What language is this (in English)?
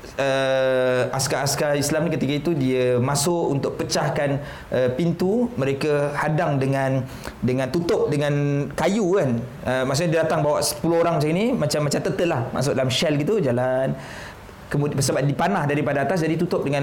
Malay